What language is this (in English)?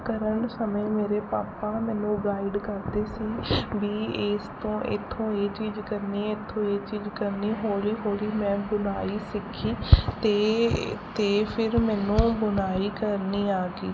Punjabi